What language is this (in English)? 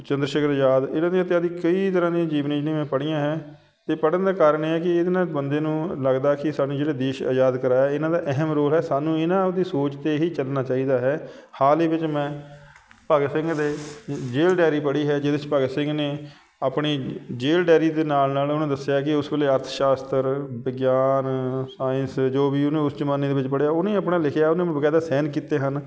Punjabi